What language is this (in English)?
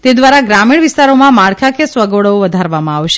Gujarati